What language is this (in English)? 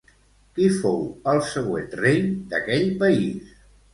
Catalan